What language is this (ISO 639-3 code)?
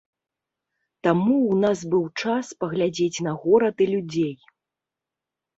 bel